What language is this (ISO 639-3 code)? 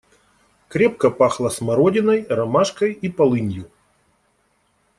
rus